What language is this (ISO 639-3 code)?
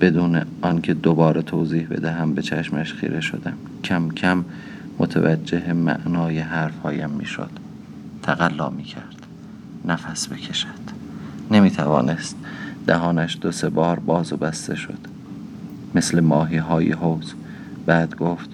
fas